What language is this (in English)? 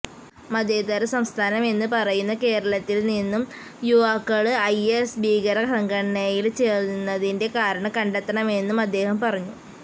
Malayalam